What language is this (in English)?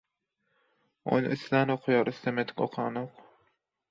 Turkmen